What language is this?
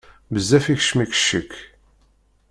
Kabyle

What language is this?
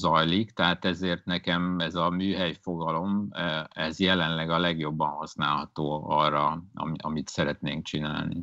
Hungarian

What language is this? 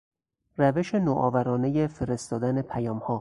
Persian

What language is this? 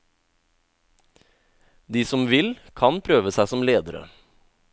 Norwegian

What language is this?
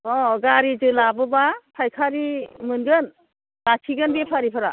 Bodo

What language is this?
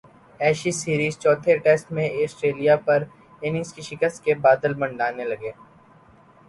Urdu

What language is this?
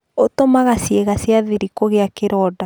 Kikuyu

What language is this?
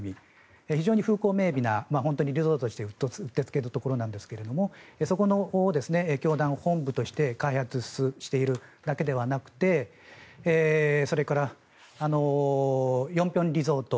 Japanese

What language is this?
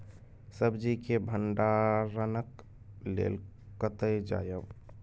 Maithili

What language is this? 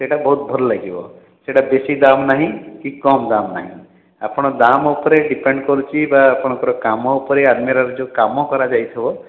Odia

